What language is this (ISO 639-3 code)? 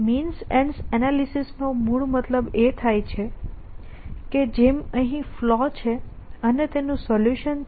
guj